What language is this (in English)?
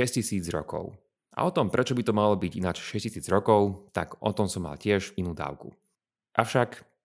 Slovak